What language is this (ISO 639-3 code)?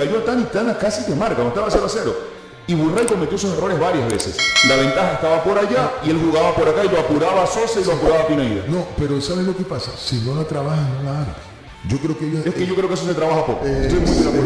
spa